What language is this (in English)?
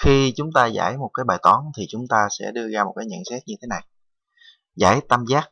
Vietnamese